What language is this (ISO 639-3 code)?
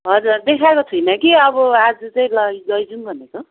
nep